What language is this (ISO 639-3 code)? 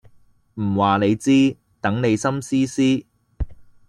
yue